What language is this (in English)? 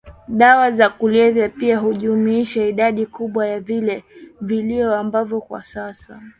Swahili